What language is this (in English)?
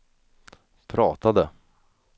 Swedish